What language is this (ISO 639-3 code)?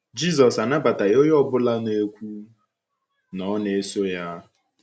ibo